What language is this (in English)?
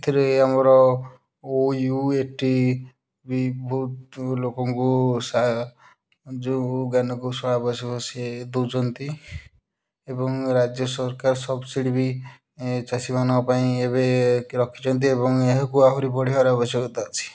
Odia